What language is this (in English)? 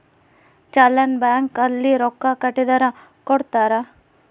Kannada